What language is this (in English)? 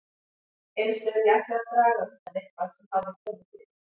Icelandic